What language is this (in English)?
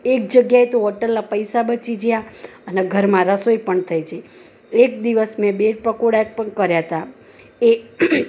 Gujarati